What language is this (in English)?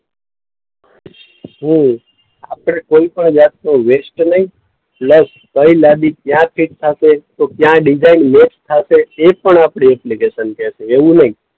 Gujarati